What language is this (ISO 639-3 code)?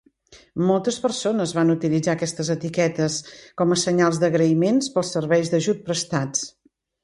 cat